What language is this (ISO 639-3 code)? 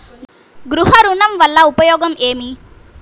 tel